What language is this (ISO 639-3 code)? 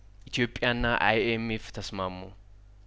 amh